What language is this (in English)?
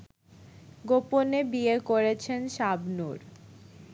Bangla